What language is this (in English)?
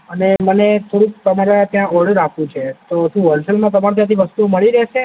Gujarati